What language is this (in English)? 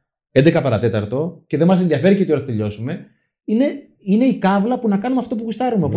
Greek